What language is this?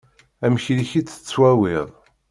Kabyle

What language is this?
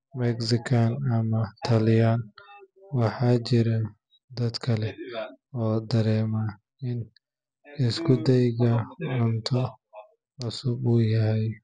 Somali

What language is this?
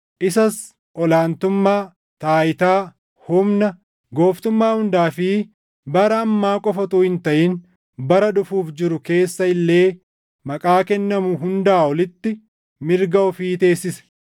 Oromo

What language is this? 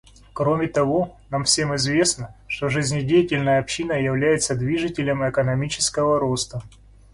Russian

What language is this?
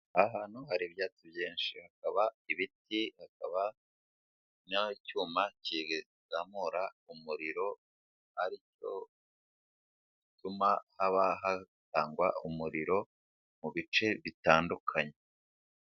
Kinyarwanda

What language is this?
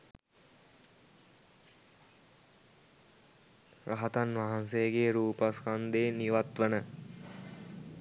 Sinhala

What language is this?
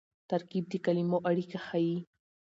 Pashto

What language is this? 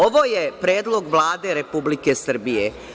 Serbian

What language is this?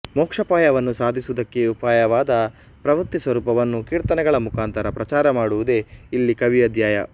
Kannada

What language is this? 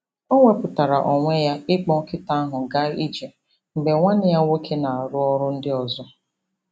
Igbo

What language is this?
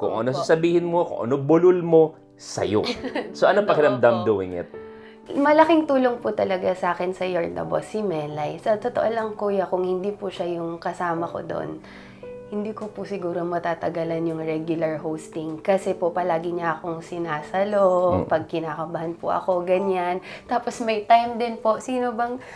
Filipino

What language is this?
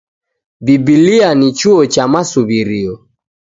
Taita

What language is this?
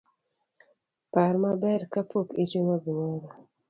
Luo (Kenya and Tanzania)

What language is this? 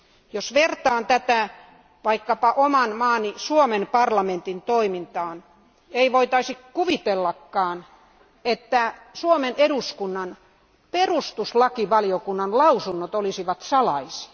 Finnish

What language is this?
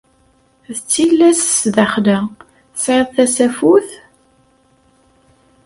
Kabyle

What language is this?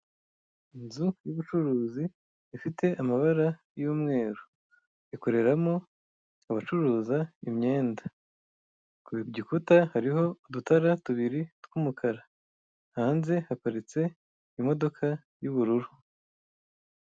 Kinyarwanda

